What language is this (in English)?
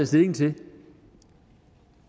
Danish